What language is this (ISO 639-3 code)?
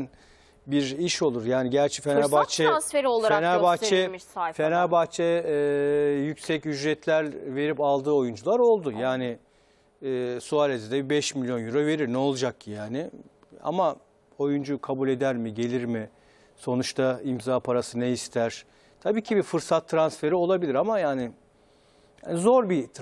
tur